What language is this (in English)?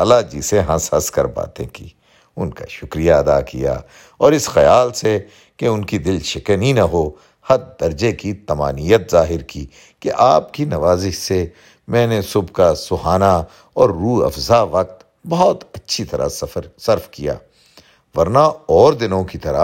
Urdu